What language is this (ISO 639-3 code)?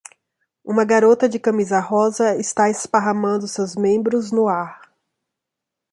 por